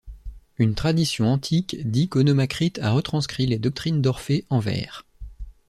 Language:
French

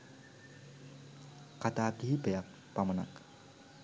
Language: Sinhala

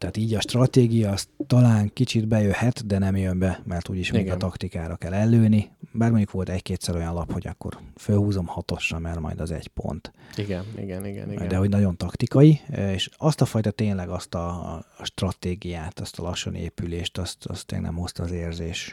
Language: Hungarian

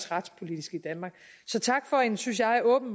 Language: Danish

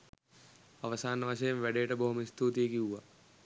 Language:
Sinhala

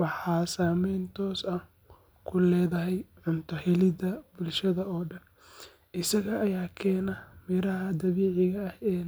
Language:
Somali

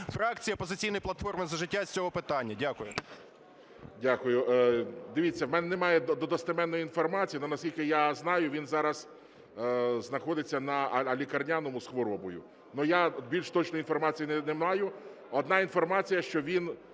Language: Ukrainian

